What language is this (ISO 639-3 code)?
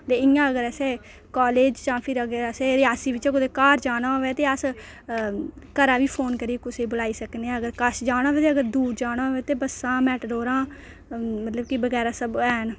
doi